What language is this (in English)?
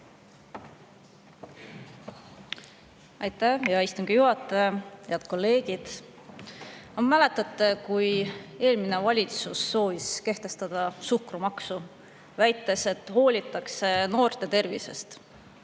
Estonian